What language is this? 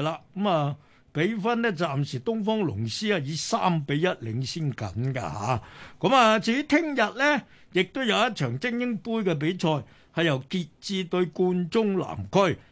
Chinese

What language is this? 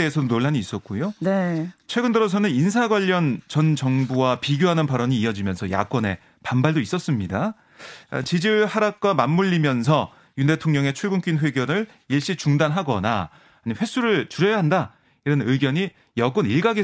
Korean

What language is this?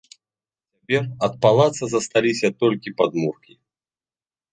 Belarusian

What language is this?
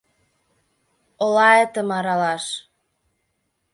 Mari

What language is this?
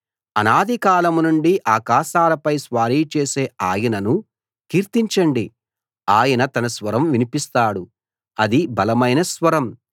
Telugu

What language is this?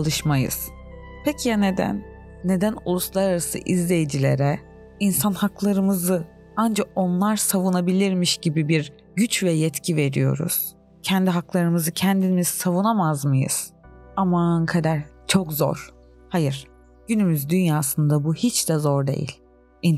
Turkish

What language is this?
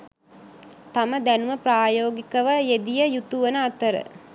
Sinhala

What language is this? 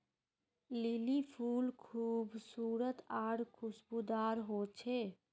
Magahi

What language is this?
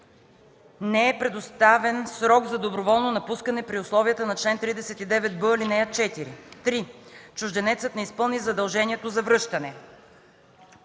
Bulgarian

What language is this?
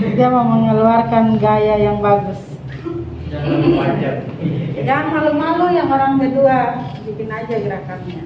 Indonesian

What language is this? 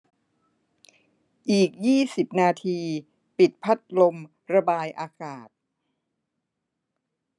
Thai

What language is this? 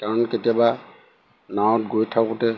Assamese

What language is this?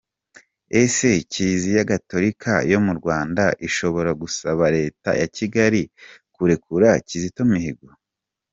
Kinyarwanda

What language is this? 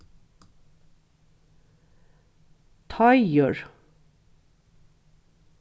Faroese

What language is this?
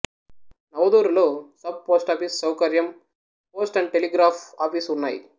Telugu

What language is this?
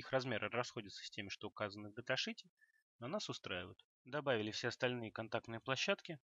Russian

